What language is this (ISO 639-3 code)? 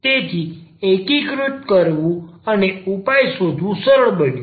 guj